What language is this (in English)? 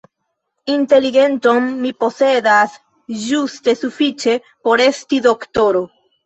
Esperanto